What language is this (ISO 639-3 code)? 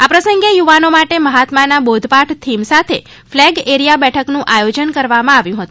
guj